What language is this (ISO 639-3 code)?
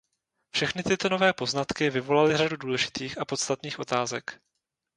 ces